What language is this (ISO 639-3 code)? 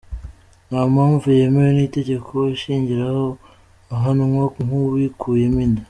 kin